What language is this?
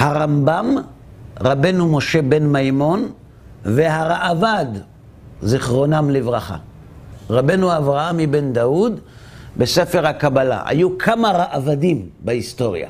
Hebrew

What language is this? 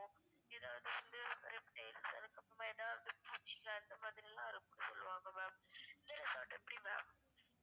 Tamil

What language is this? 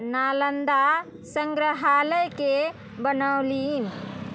Maithili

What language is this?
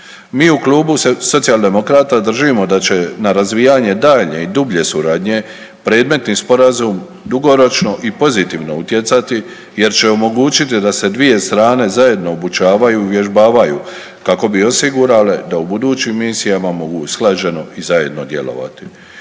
Croatian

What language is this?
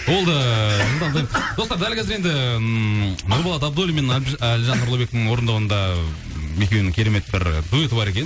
Kazakh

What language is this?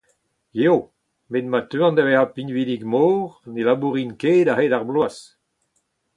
Breton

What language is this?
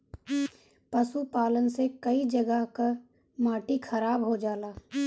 Bhojpuri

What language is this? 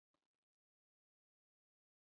Chinese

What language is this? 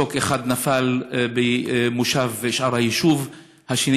Hebrew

